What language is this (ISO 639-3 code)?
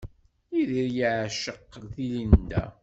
kab